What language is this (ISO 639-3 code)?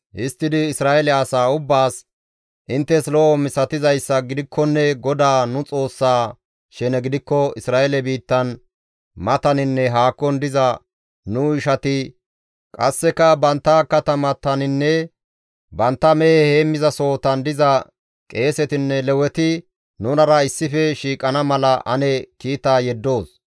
gmv